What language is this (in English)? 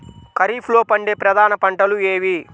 Telugu